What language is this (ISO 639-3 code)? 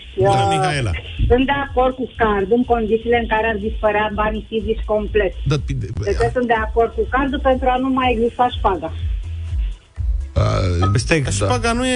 ron